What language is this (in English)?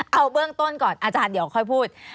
Thai